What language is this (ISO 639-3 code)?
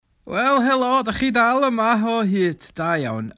cym